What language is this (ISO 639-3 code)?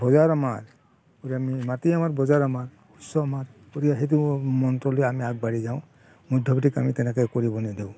asm